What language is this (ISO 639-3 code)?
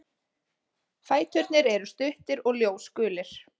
isl